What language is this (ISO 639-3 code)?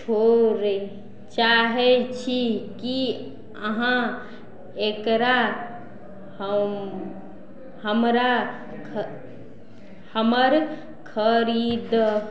mai